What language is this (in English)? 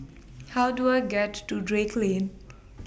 English